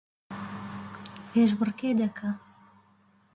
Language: Central Kurdish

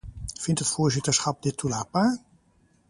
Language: Dutch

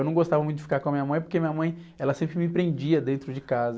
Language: Portuguese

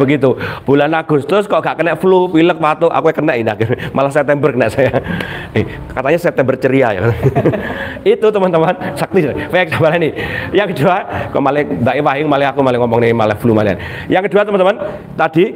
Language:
Indonesian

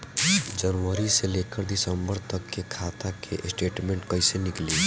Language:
Bhojpuri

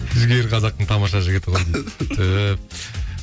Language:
Kazakh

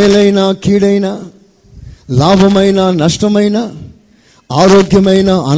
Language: Telugu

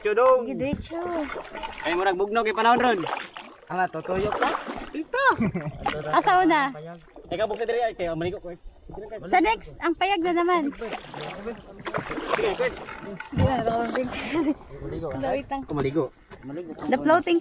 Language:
English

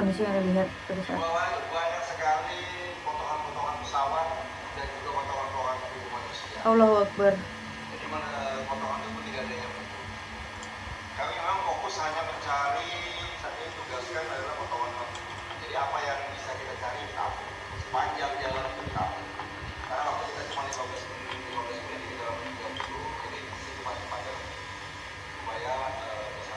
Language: Indonesian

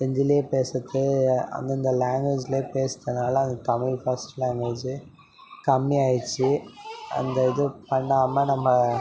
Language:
Tamil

